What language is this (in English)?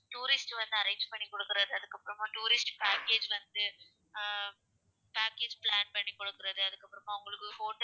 Tamil